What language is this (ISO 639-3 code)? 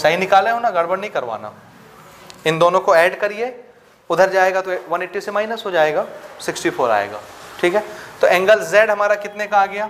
hin